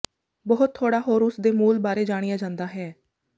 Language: Punjabi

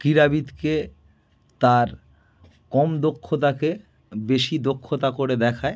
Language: Bangla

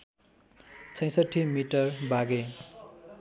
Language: Nepali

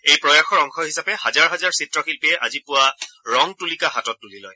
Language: Assamese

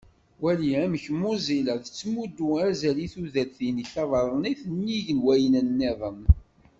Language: Kabyle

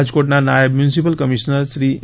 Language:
Gujarati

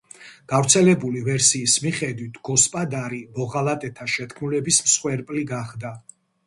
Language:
Georgian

